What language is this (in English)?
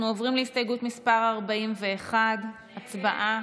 Hebrew